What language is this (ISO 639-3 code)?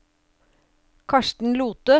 nor